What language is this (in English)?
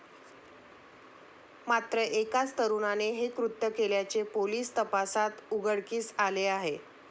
Marathi